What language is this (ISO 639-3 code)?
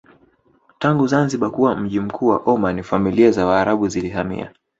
swa